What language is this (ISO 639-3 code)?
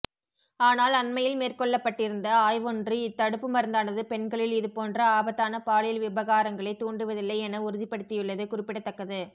tam